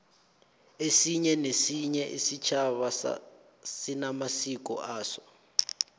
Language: South Ndebele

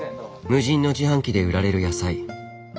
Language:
Japanese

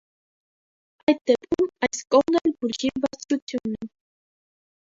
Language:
Armenian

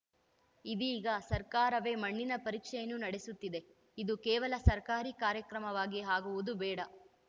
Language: Kannada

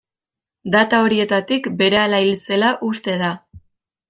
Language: Basque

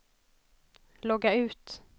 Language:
Swedish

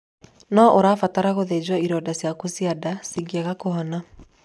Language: Kikuyu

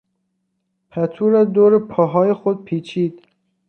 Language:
Persian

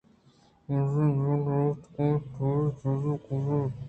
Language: Eastern Balochi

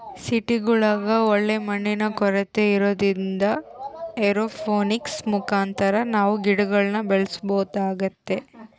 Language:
Kannada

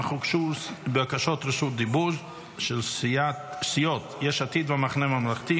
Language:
Hebrew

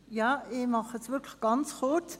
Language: Swiss German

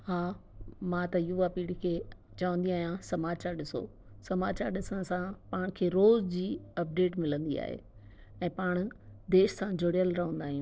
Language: Sindhi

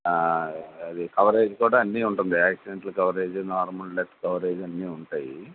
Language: Telugu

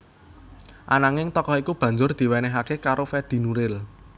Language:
Javanese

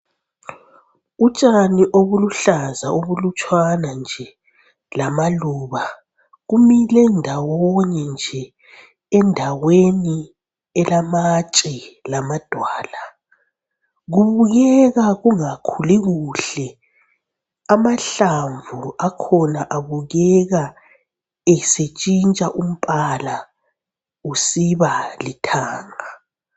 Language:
North Ndebele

